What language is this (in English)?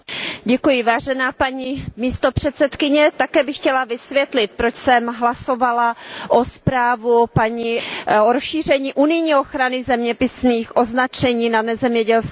Czech